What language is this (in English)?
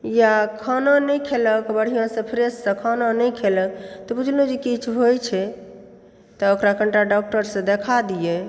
Maithili